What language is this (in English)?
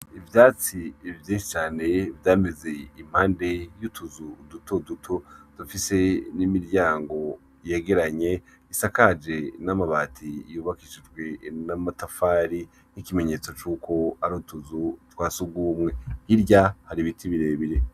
Rundi